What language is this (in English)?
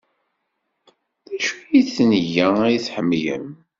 Kabyle